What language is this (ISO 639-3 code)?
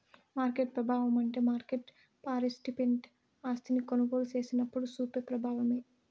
tel